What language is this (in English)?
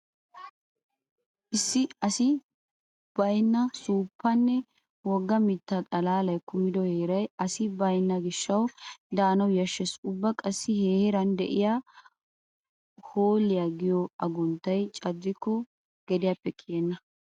Wolaytta